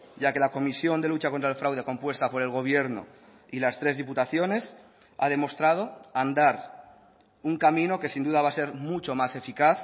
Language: Spanish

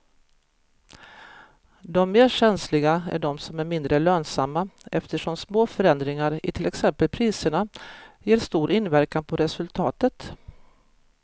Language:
Swedish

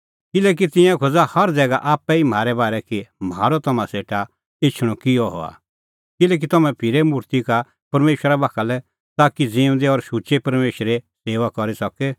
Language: Kullu Pahari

